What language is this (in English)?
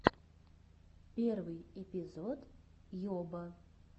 Russian